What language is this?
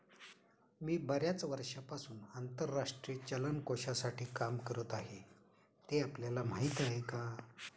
Marathi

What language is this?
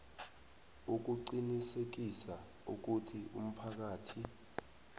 South Ndebele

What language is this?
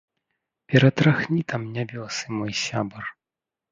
Belarusian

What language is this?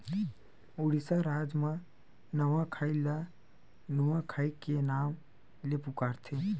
Chhattisgarhi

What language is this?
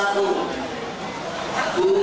Indonesian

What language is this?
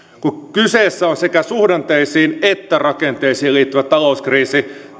Finnish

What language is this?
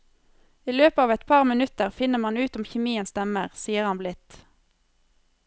Norwegian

